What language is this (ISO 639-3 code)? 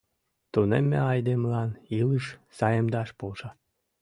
chm